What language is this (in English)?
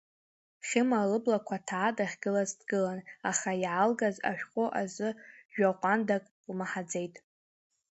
Abkhazian